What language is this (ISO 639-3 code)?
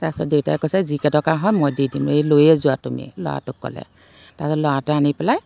asm